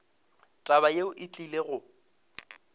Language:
Northern Sotho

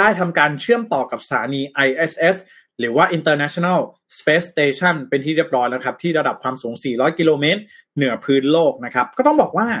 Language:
Thai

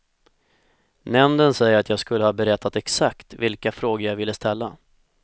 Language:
Swedish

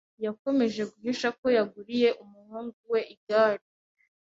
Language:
Kinyarwanda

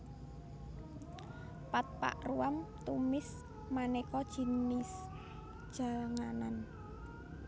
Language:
Javanese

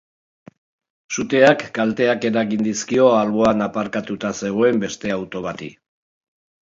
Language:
Basque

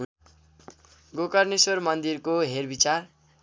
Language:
Nepali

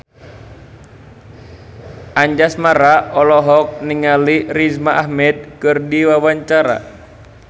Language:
Sundanese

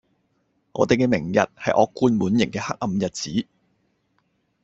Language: Cantonese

